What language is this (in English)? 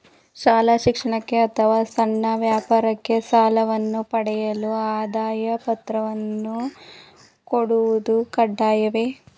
Kannada